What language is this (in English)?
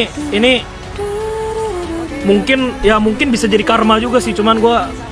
Indonesian